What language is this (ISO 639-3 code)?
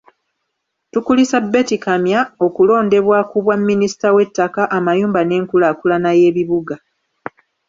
lug